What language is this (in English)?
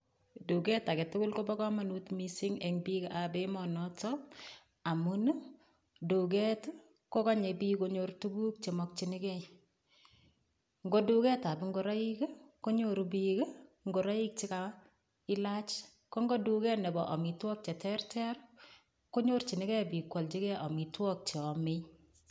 Kalenjin